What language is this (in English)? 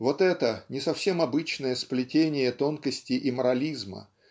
Russian